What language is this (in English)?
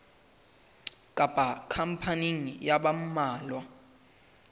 Southern Sotho